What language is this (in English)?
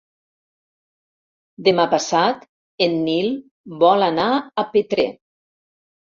Catalan